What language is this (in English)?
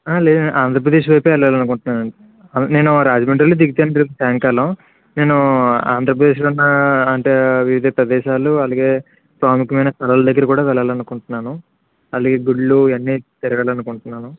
Telugu